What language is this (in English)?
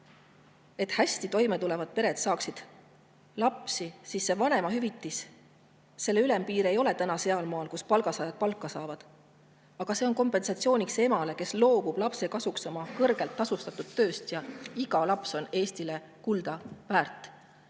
Estonian